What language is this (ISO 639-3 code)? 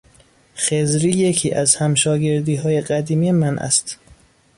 fas